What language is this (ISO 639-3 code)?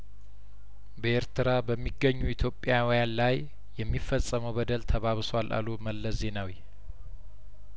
amh